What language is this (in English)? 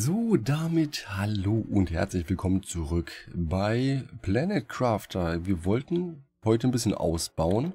German